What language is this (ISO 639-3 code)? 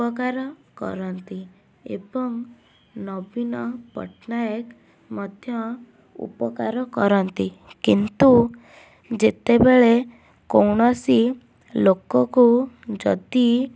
ori